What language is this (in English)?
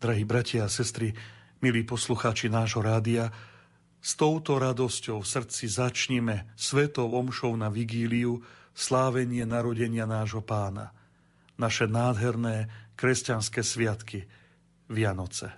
Slovak